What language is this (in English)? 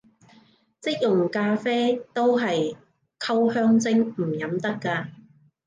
Cantonese